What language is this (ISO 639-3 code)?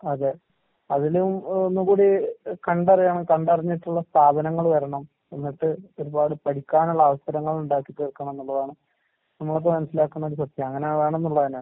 mal